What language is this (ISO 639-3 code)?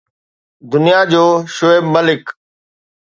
snd